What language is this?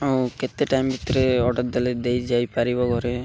Odia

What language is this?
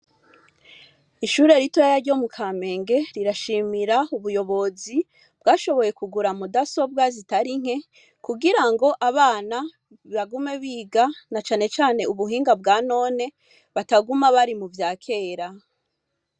Rundi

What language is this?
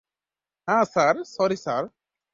Bangla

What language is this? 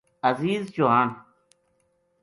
Gujari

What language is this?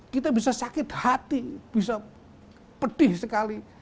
Indonesian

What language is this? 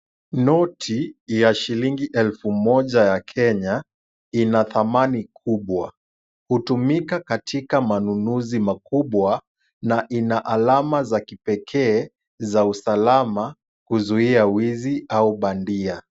Swahili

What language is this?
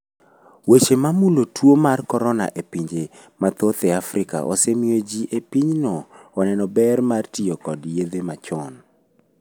Luo (Kenya and Tanzania)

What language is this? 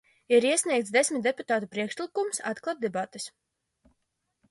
Latvian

